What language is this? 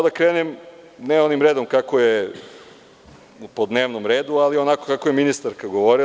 Serbian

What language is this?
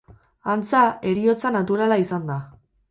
Basque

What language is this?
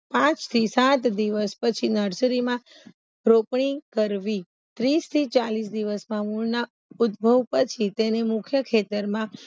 Gujarati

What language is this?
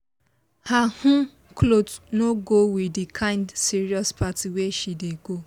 Nigerian Pidgin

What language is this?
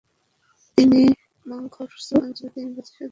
Bangla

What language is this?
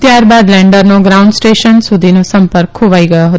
Gujarati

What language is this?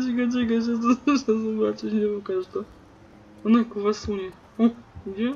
Polish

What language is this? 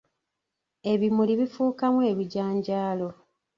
Ganda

